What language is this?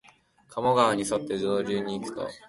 Japanese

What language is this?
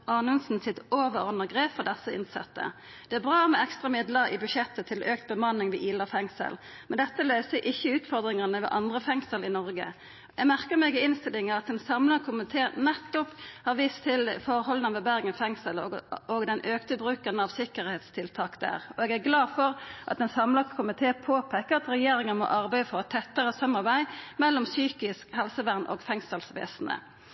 Norwegian Nynorsk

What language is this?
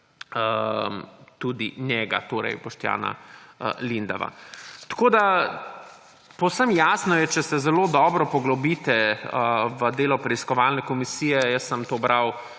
Slovenian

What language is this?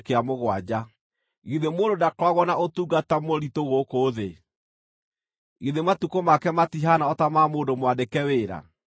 Kikuyu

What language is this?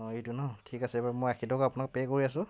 Assamese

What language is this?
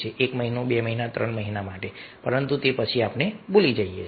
Gujarati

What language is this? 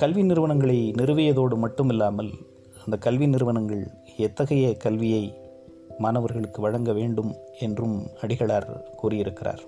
Tamil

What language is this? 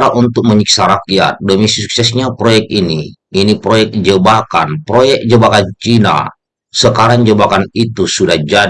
Indonesian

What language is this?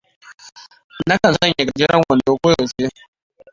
Hausa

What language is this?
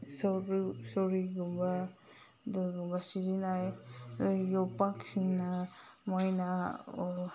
Manipuri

